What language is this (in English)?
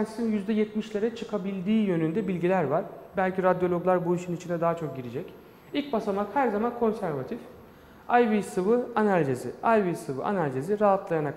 Turkish